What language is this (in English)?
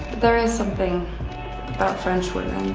English